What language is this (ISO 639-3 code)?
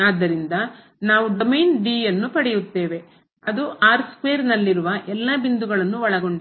kan